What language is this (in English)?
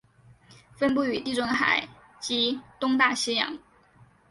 Chinese